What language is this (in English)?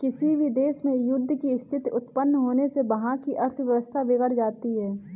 Hindi